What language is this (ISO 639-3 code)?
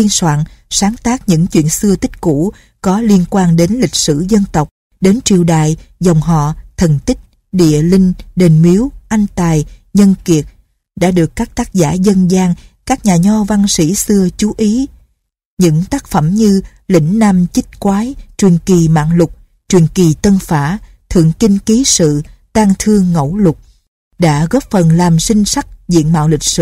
vie